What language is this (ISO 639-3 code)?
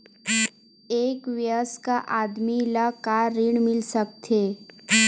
hne